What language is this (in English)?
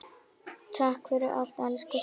Icelandic